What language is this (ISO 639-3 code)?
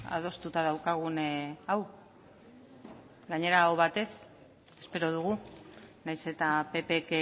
eus